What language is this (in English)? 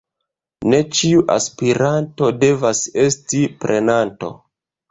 Esperanto